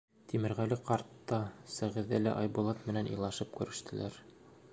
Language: Bashkir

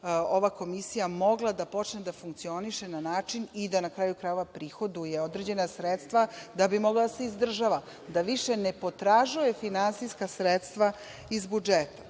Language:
Serbian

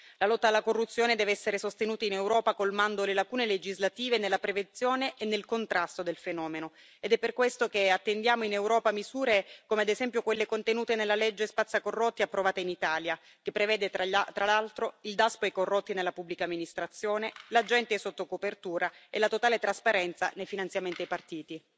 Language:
Italian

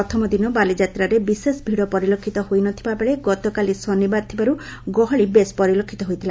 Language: Odia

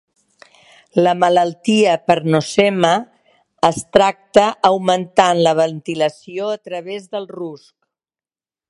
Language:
Catalan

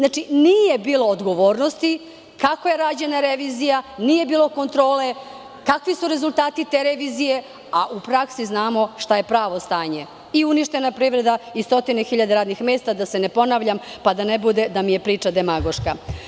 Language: Serbian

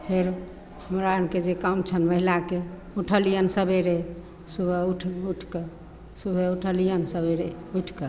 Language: Maithili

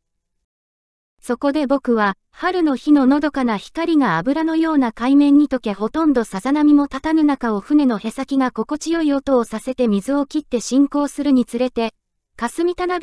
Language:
Japanese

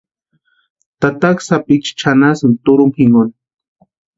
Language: Western Highland Purepecha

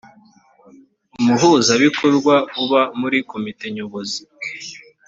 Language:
Kinyarwanda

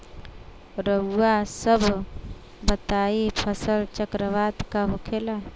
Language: Bhojpuri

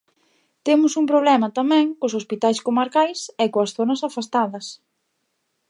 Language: Galician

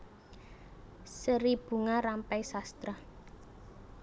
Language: Javanese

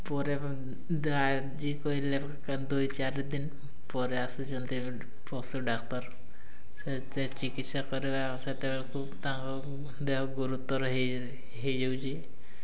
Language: Odia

